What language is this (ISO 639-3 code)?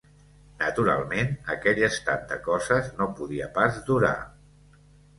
cat